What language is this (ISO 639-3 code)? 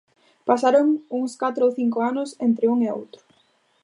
glg